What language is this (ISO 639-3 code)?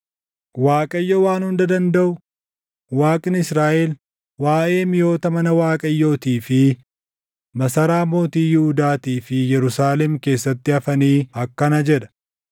orm